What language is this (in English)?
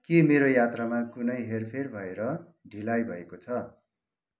Nepali